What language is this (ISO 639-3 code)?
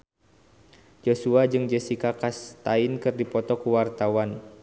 sun